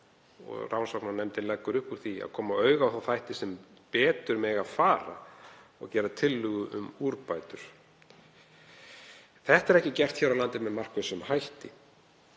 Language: Icelandic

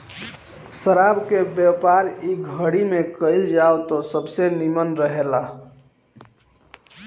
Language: Bhojpuri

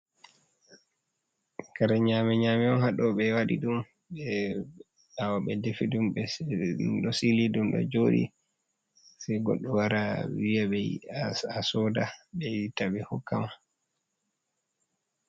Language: Fula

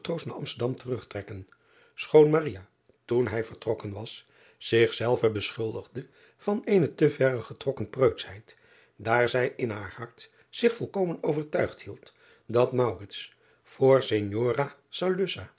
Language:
Dutch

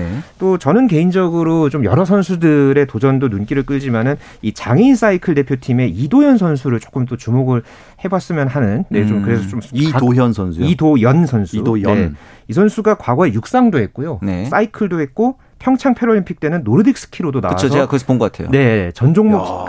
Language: Korean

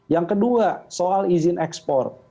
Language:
Indonesian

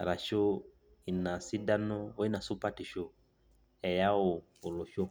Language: Masai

